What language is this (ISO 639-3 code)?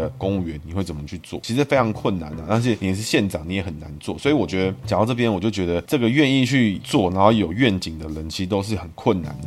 zho